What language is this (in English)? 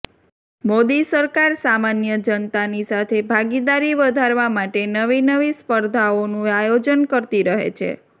Gujarati